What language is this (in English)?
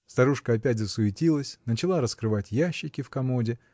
Russian